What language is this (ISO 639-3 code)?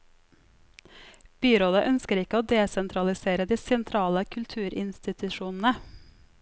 nor